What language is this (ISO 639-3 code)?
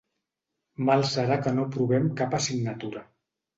cat